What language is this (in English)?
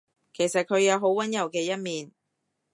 Cantonese